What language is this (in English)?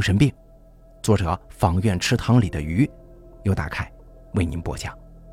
Chinese